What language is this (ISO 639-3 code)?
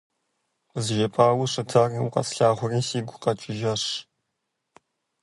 kbd